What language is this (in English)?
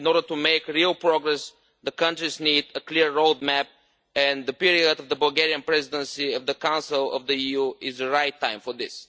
English